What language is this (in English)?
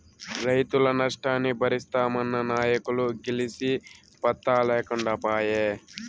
Telugu